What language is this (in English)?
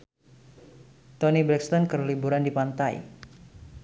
Sundanese